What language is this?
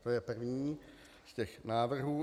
Czech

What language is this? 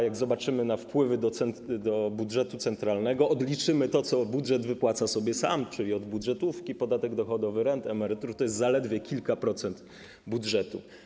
Polish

